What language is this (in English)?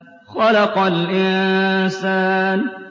Arabic